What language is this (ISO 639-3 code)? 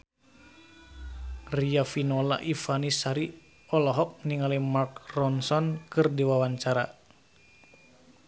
sun